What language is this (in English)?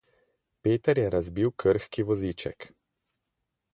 Slovenian